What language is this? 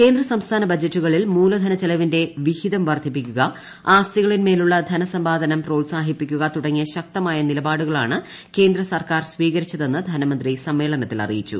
Malayalam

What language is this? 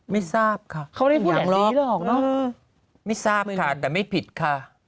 Thai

